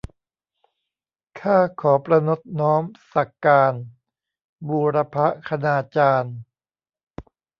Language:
Thai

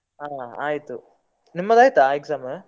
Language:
Kannada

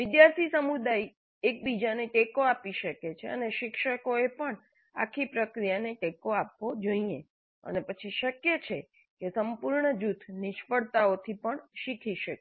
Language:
Gujarati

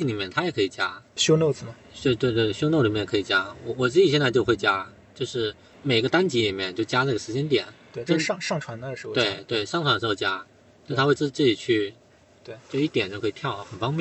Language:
Chinese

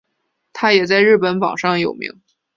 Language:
Chinese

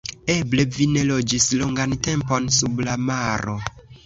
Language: Esperanto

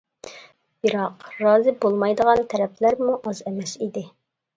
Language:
Uyghur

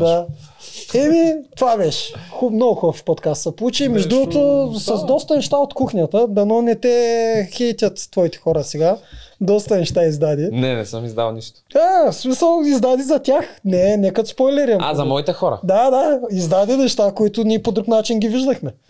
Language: Bulgarian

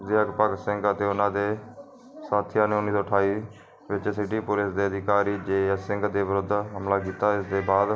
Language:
Punjabi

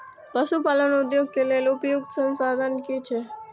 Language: Maithili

